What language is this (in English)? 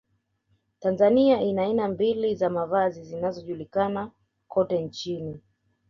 Swahili